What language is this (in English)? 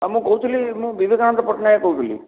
Odia